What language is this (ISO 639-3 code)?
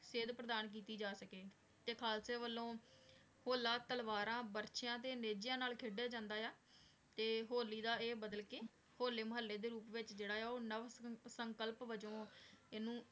pan